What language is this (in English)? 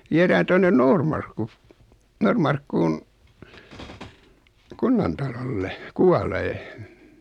Finnish